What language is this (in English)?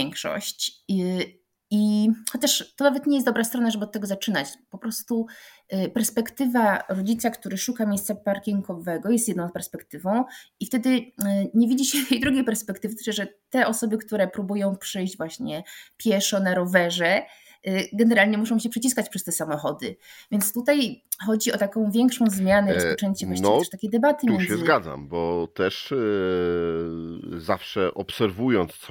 Polish